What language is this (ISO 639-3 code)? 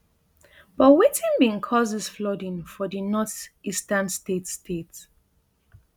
pcm